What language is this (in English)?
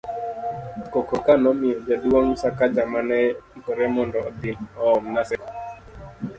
Luo (Kenya and Tanzania)